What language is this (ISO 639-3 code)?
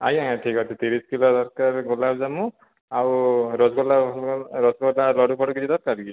ori